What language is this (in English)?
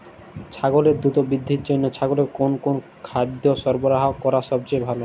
Bangla